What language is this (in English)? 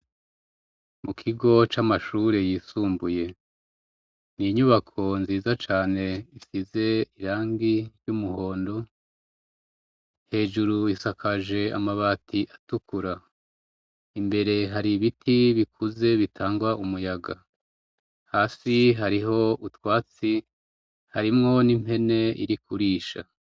Rundi